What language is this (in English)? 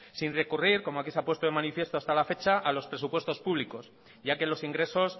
Spanish